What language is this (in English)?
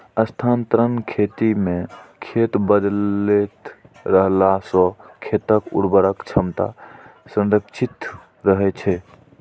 Maithili